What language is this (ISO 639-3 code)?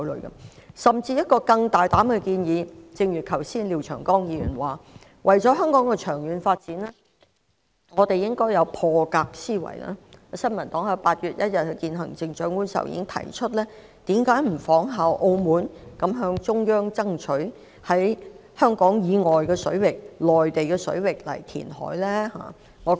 yue